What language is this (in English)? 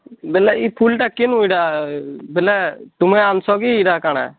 Odia